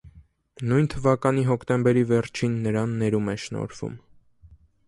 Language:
Armenian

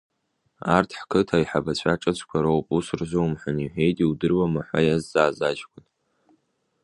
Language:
Abkhazian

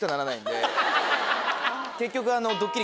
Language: Japanese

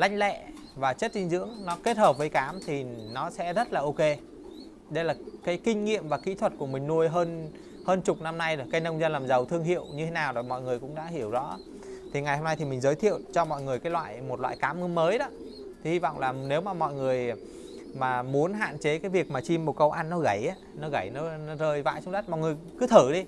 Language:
Vietnamese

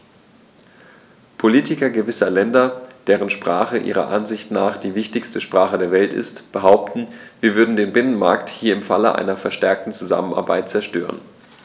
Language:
German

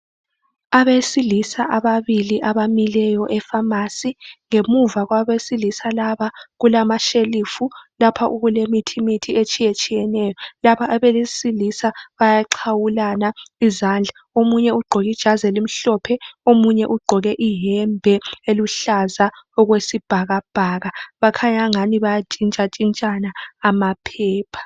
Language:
North Ndebele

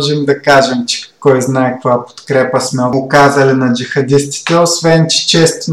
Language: Bulgarian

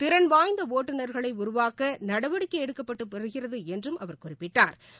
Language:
Tamil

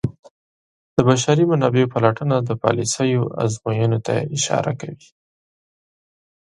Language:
Pashto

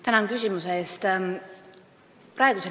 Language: Estonian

